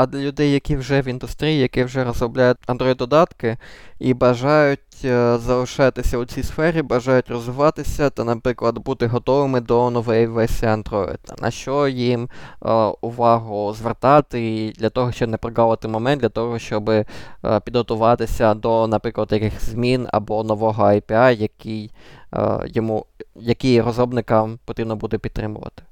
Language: Ukrainian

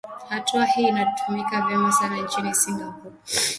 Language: Swahili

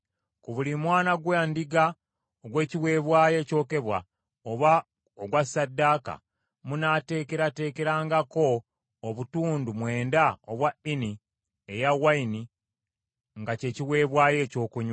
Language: Ganda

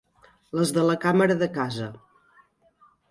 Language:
Catalan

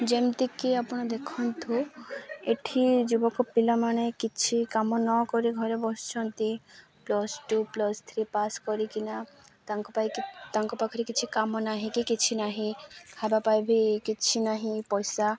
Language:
Odia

